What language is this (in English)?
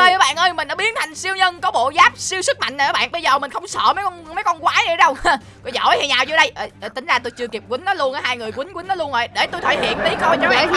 Vietnamese